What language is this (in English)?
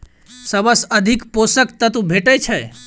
Maithili